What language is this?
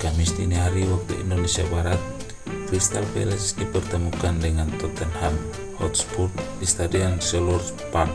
Indonesian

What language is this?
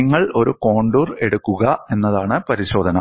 Malayalam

